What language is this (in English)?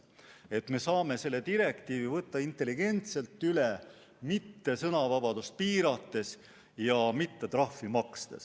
Estonian